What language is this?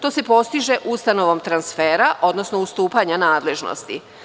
Serbian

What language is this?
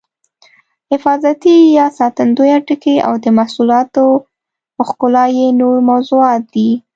Pashto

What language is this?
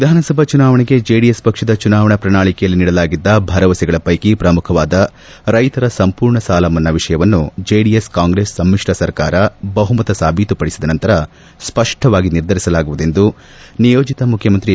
Kannada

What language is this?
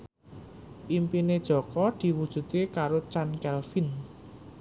Javanese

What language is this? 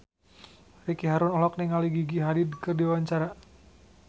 Sundanese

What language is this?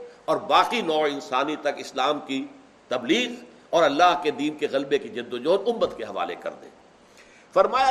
Urdu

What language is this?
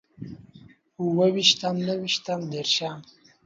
Pashto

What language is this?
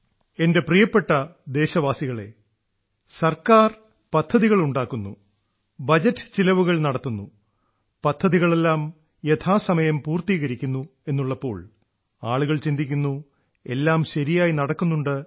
Malayalam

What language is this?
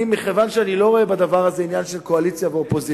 Hebrew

